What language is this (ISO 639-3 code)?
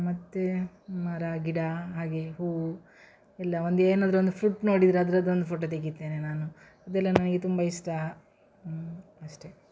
kan